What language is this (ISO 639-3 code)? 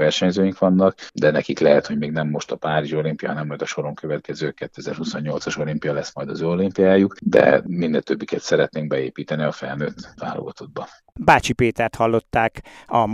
hun